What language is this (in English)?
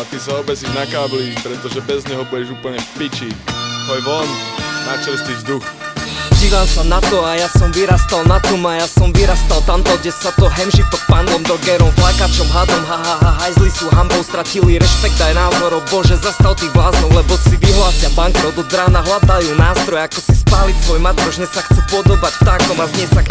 Slovak